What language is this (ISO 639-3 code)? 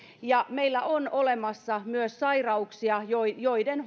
fin